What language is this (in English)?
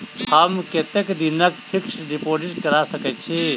Maithili